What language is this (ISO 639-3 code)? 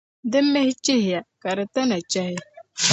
dag